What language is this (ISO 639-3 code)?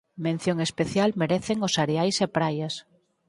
glg